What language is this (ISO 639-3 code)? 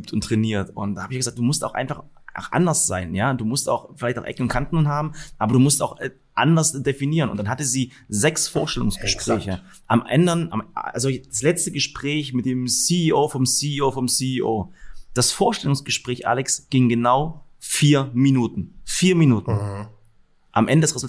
deu